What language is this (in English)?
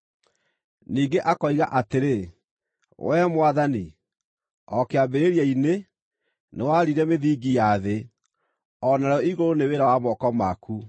Kikuyu